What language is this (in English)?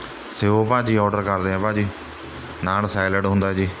Punjabi